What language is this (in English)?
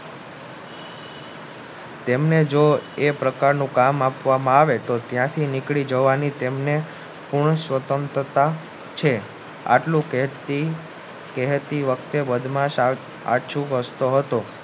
Gujarati